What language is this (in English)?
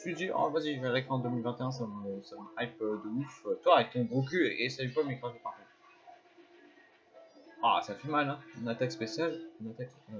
French